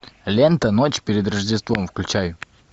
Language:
Russian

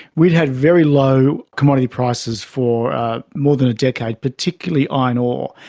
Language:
English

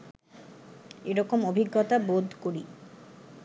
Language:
Bangla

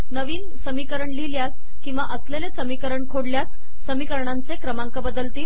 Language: Marathi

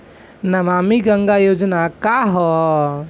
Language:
Bhojpuri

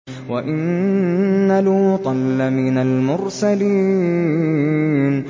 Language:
Arabic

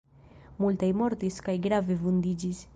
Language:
Esperanto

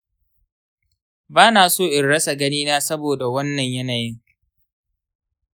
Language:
Hausa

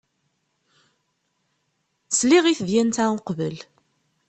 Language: Kabyle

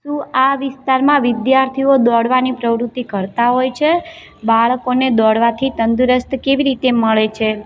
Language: Gujarati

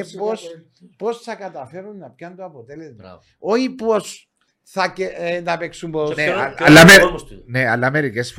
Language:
Greek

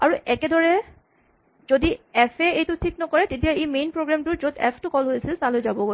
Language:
Assamese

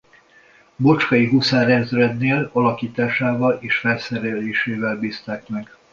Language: Hungarian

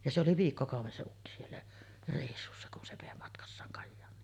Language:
Finnish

